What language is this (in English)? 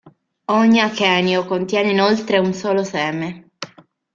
Italian